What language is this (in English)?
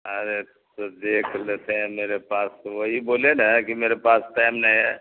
Urdu